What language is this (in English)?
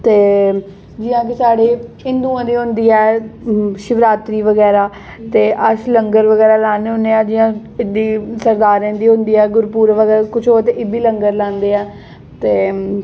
Dogri